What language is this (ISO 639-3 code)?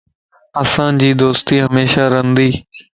lss